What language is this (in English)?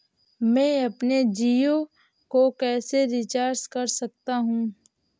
Hindi